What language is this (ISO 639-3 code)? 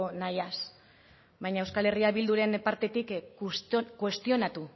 eus